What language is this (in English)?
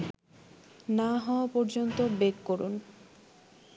Bangla